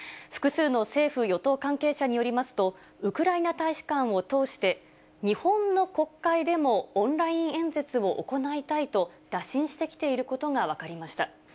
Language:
Japanese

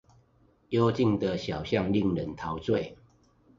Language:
Chinese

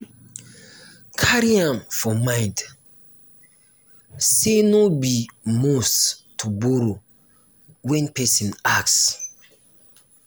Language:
Nigerian Pidgin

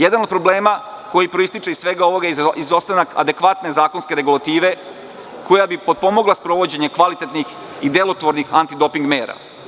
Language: Serbian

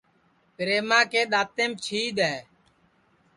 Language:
Sansi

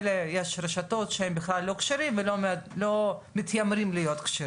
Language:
Hebrew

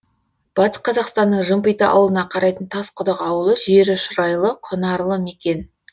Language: Kazakh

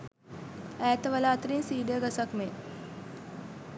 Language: Sinhala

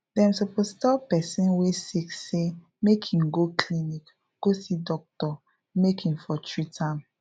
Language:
Nigerian Pidgin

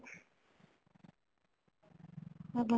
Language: Odia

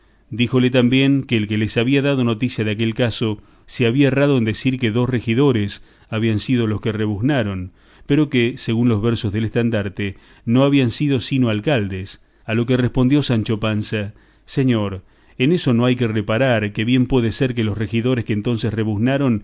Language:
Spanish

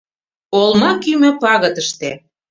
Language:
Mari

